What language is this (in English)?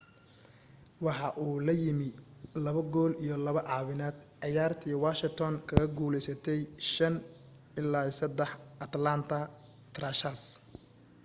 Somali